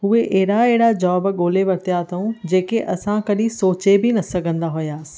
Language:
Sindhi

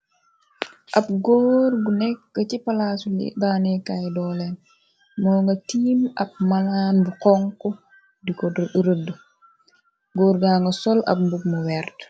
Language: Wolof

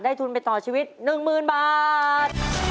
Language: Thai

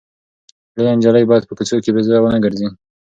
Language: Pashto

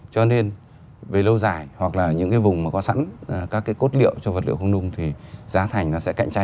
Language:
Vietnamese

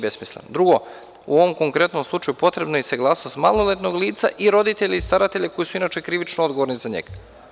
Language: Serbian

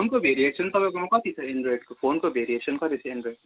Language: Nepali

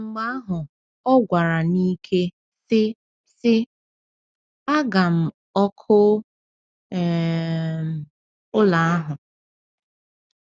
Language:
Igbo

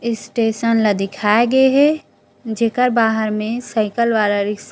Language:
Chhattisgarhi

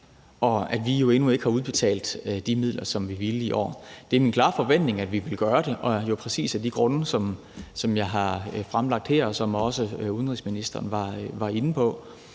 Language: Danish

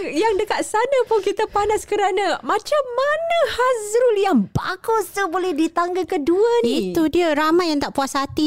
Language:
Malay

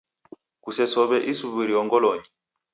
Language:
Taita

